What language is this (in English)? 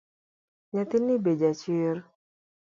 Luo (Kenya and Tanzania)